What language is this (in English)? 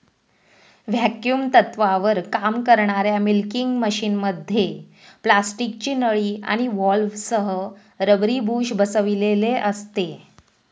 Marathi